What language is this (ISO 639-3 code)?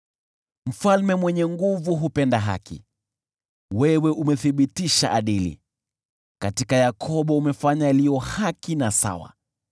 swa